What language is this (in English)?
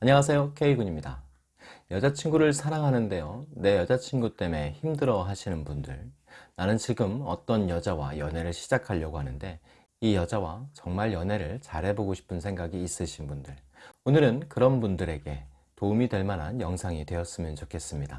Korean